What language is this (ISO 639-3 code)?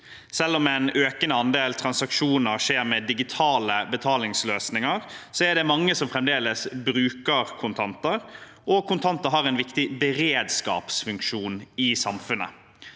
nor